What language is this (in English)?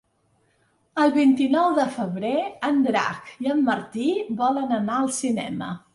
Catalan